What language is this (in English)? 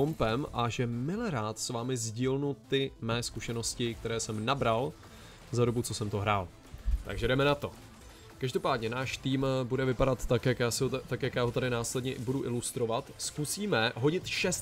Czech